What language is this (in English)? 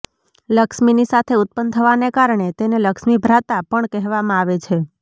Gujarati